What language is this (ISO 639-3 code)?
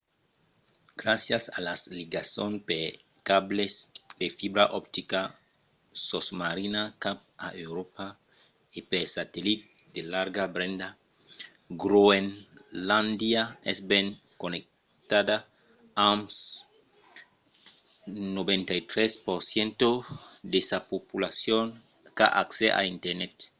oci